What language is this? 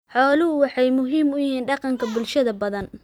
Somali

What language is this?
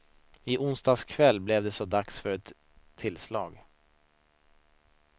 Swedish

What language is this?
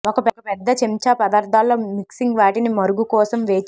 Telugu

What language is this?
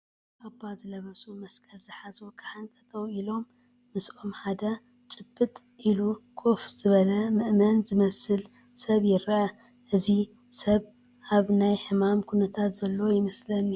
Tigrinya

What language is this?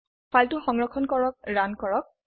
Assamese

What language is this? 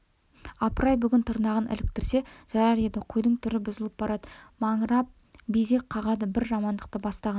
Kazakh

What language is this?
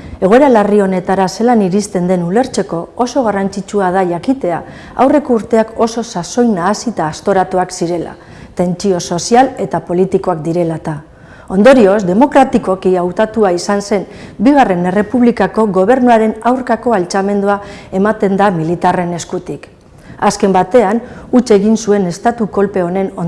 Basque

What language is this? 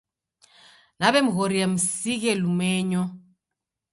Taita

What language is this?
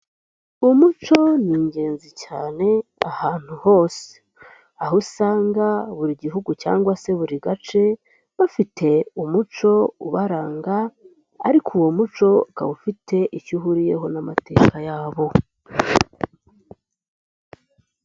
Kinyarwanda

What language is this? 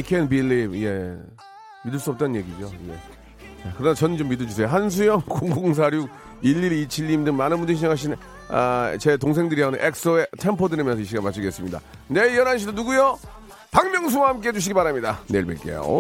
Korean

